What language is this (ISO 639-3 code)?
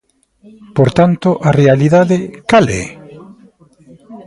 glg